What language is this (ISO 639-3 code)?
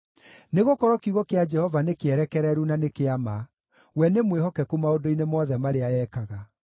kik